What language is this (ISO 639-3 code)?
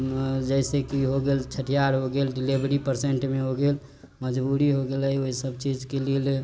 mai